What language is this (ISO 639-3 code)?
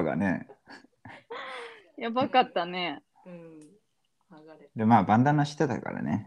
jpn